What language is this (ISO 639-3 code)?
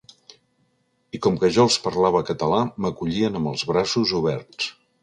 cat